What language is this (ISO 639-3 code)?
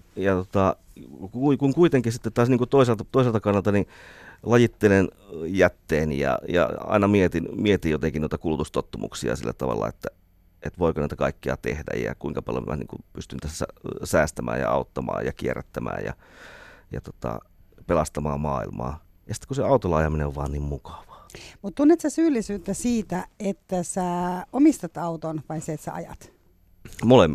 fin